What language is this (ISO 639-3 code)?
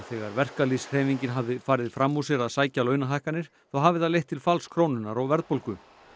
isl